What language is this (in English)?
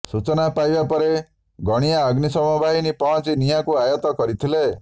Odia